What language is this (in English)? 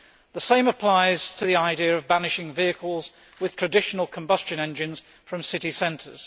English